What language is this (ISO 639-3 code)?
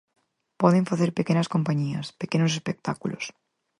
glg